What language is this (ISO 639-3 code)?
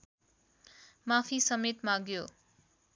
nep